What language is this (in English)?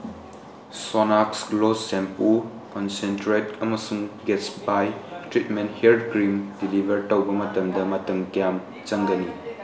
Manipuri